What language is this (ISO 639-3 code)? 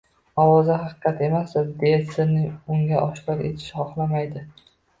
uzb